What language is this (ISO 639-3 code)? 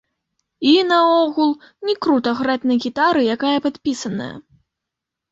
bel